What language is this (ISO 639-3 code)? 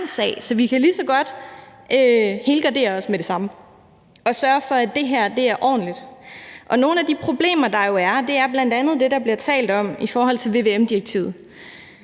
dan